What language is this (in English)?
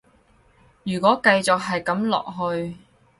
Cantonese